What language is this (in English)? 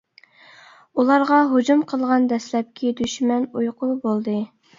Uyghur